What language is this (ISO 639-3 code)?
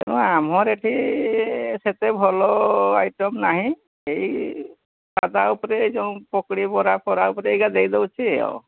ori